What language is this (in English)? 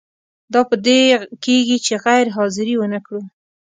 Pashto